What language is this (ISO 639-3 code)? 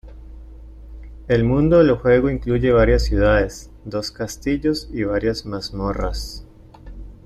spa